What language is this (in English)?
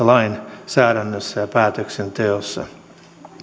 Finnish